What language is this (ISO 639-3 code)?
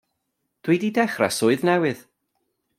cym